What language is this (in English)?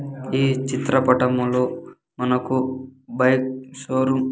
Telugu